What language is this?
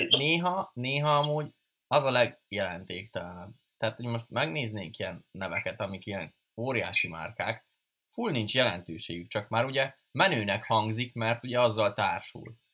Hungarian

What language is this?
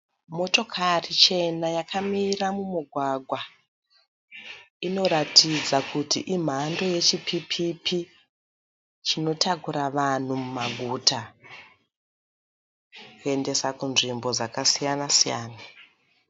Shona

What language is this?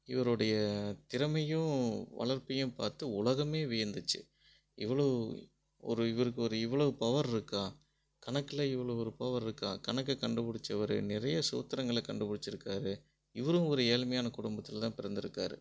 Tamil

